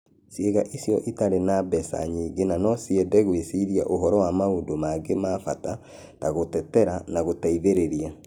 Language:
Kikuyu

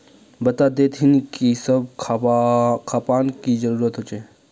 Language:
Magahi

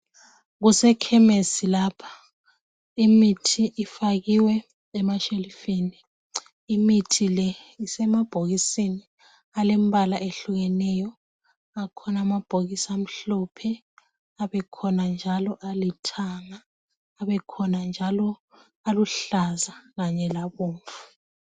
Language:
North Ndebele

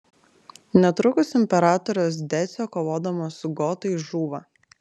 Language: Lithuanian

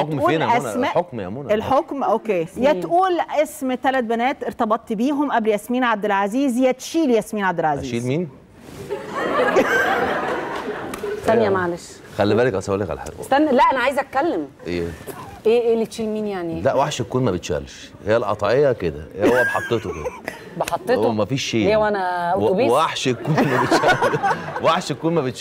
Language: Arabic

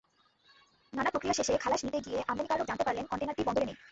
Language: Bangla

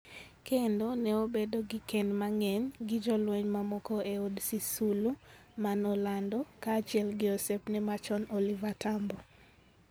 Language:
Luo (Kenya and Tanzania)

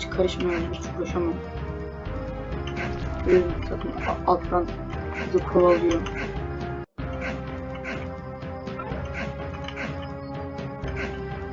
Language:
Turkish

